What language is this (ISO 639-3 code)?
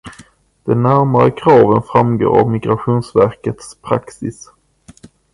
swe